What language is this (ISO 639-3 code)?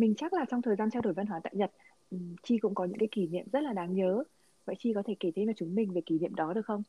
vie